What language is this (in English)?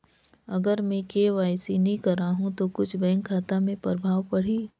Chhattisgarhi